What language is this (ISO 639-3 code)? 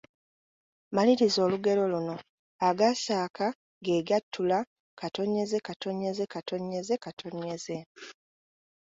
lug